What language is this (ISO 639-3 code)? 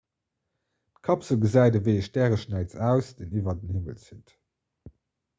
ltz